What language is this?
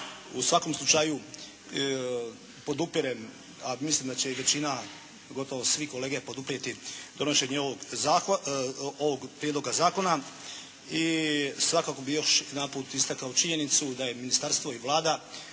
Croatian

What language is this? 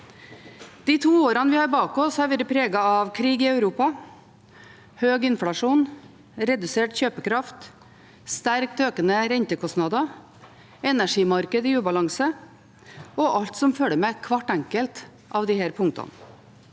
Norwegian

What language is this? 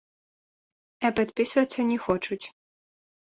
Belarusian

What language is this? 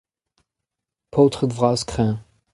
Breton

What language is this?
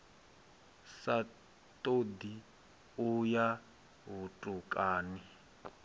Venda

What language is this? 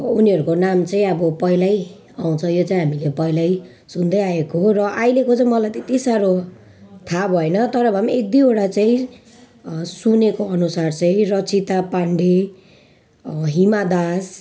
Nepali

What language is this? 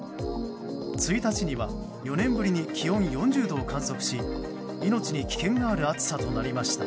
Japanese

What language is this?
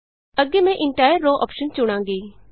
Punjabi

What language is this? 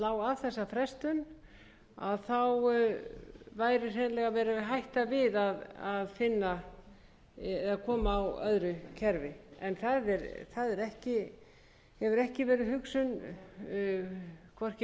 Icelandic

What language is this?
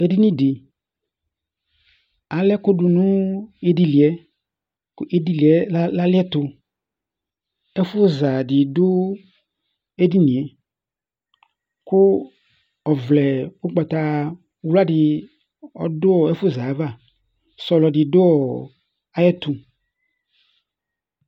Ikposo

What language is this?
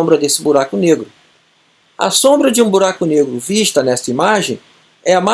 Portuguese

